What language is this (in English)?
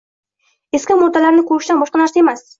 Uzbek